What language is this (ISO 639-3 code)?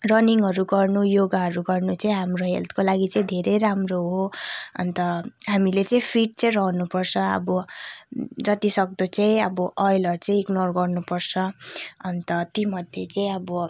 nep